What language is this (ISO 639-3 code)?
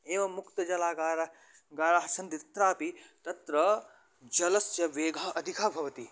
san